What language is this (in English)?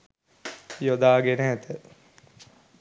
Sinhala